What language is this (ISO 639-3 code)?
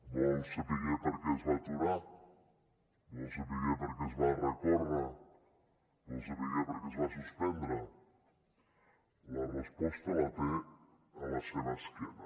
cat